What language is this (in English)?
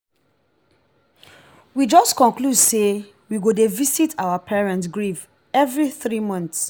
Nigerian Pidgin